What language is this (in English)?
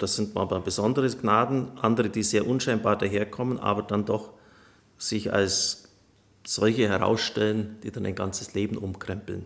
German